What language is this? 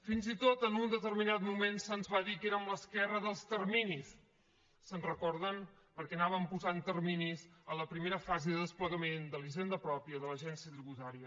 Catalan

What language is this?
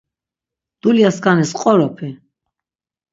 Laz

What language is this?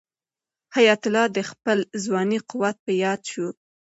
Pashto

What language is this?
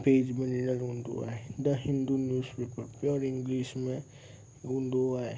Sindhi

